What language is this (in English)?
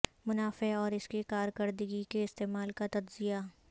Urdu